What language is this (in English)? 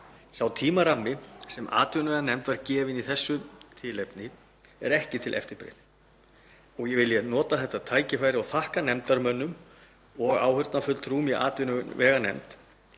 Icelandic